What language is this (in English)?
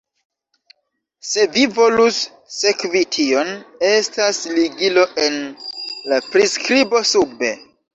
Esperanto